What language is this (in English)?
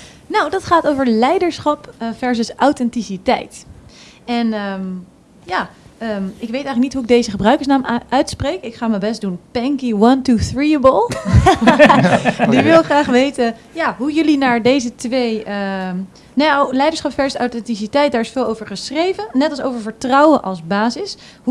Dutch